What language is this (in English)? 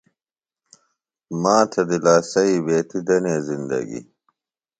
Phalura